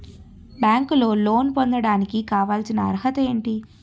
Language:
Telugu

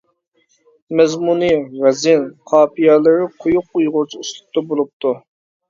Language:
Uyghur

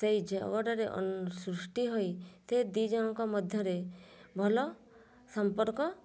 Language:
Odia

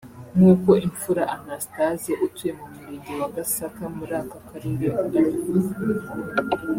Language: Kinyarwanda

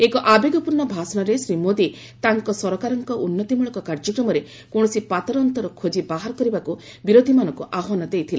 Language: Odia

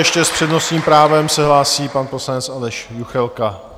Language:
Czech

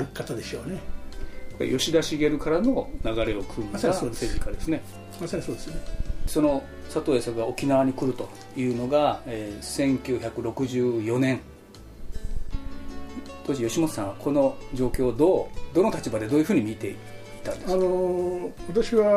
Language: Japanese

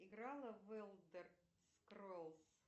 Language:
Russian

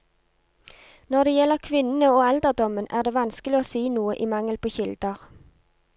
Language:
Norwegian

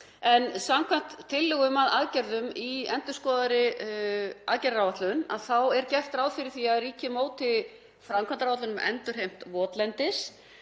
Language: Icelandic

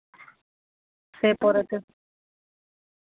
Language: Santali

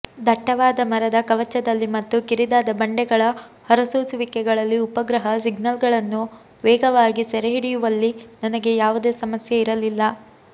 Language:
Kannada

